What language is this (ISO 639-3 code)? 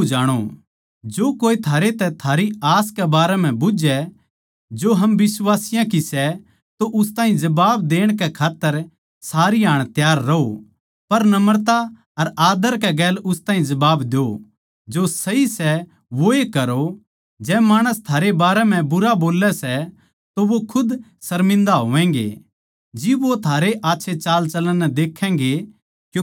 bgc